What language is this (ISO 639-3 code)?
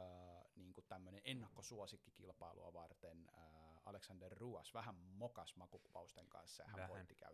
fin